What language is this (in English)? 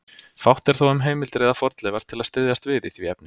Icelandic